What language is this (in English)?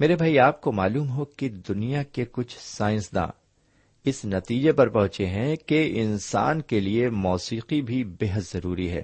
Urdu